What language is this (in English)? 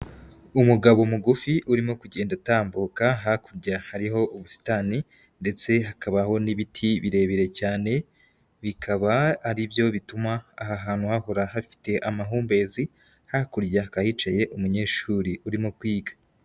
Kinyarwanda